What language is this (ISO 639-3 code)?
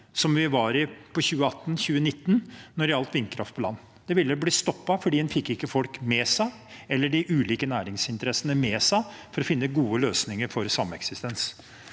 nor